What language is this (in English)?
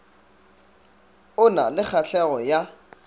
Northern Sotho